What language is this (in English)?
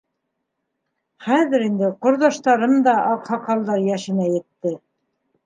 Bashkir